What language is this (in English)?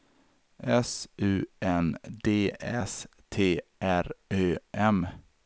Swedish